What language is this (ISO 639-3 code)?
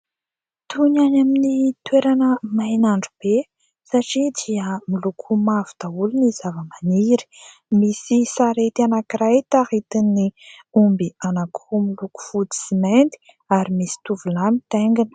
mlg